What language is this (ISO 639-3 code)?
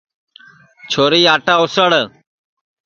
ssi